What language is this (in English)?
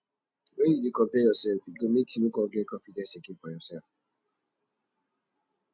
Nigerian Pidgin